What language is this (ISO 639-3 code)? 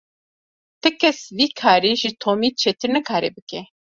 kur